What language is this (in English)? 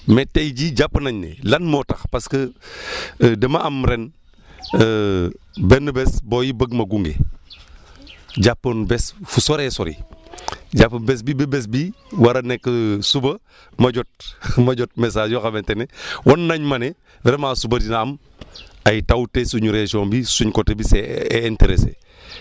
Wolof